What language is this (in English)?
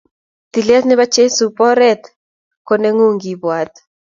Kalenjin